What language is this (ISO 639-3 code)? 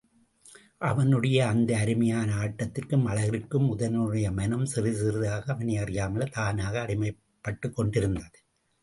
tam